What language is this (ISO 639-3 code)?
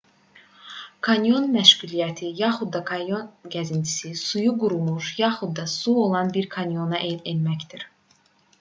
aze